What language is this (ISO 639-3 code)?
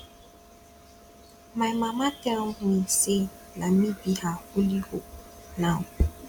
pcm